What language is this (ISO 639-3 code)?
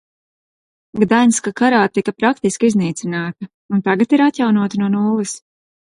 lav